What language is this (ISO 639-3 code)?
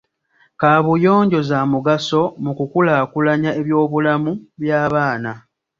lug